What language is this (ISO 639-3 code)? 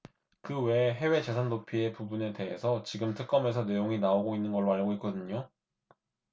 kor